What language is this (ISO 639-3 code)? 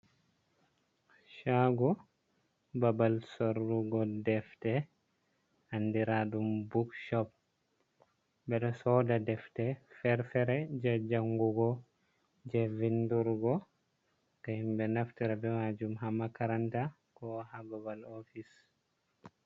ful